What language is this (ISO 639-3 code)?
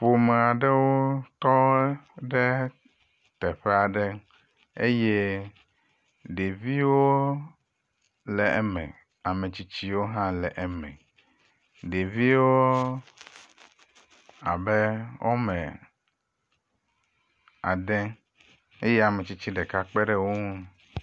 ewe